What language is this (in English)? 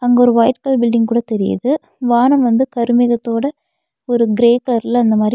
Tamil